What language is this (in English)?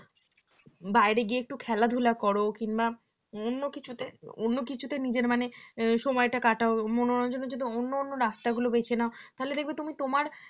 Bangla